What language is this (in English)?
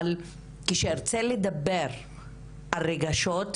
Hebrew